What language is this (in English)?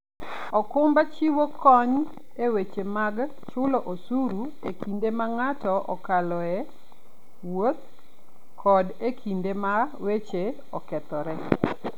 Luo (Kenya and Tanzania)